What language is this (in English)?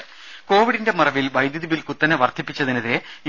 Malayalam